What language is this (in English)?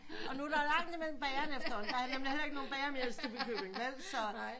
Danish